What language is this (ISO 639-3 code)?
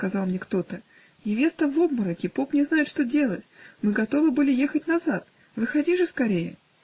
rus